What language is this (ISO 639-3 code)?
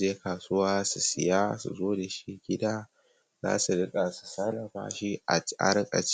hau